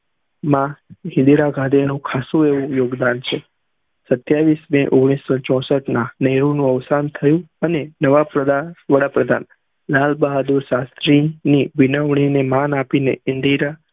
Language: Gujarati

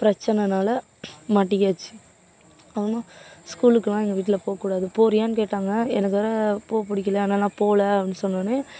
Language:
Tamil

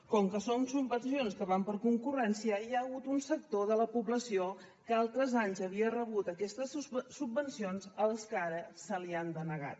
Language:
Catalan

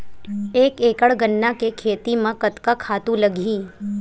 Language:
Chhattisgarhi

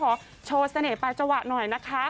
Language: Thai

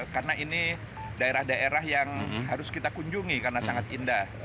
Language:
Indonesian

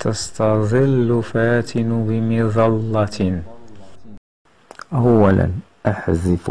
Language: Arabic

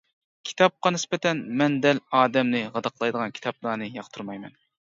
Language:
Uyghur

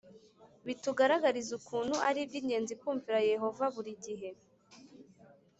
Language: Kinyarwanda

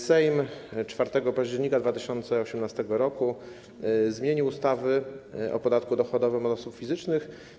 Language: Polish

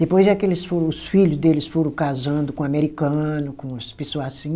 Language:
Portuguese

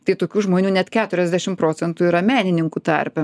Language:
Lithuanian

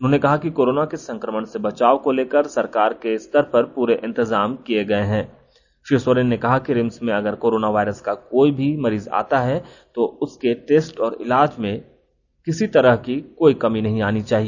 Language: Hindi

